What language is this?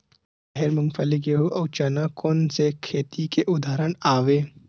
Chhattisgarhi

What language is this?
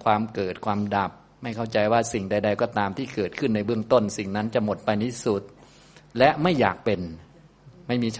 Thai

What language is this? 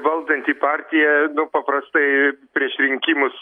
Lithuanian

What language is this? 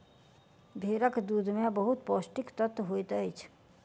Maithili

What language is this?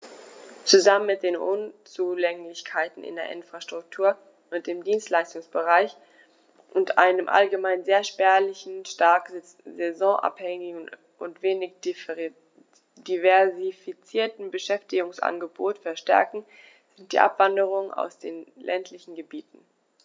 German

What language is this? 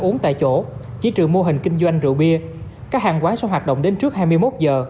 Vietnamese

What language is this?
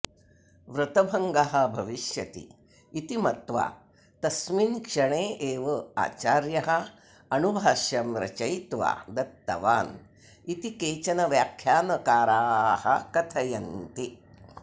Sanskrit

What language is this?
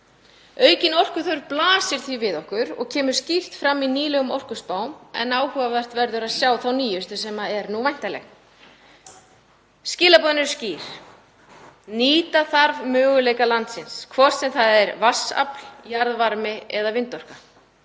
Icelandic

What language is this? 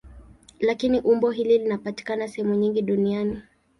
Swahili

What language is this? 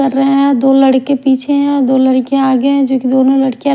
Hindi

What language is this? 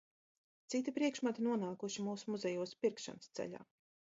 Latvian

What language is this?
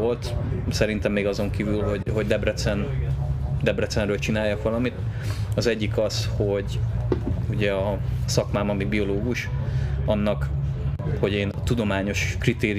Hungarian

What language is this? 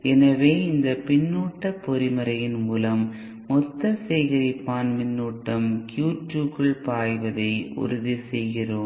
Tamil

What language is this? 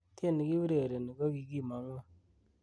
Kalenjin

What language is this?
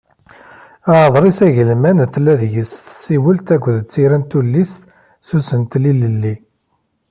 Kabyle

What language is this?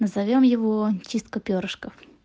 Russian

